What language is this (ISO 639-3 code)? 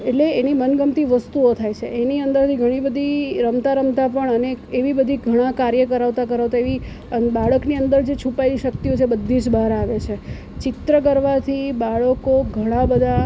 guj